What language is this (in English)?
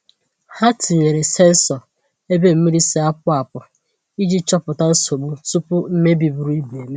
Igbo